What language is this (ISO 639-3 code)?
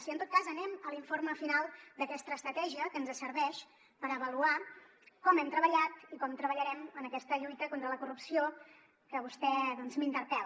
cat